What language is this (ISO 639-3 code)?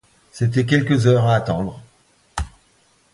fra